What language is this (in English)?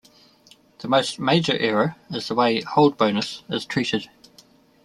English